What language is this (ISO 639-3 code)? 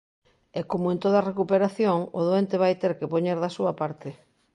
glg